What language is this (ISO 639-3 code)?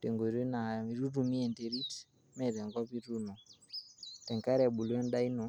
mas